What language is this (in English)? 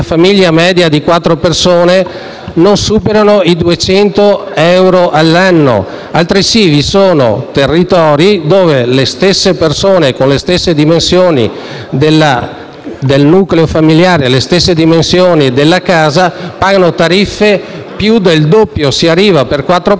Italian